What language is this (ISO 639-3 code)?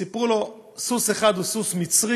heb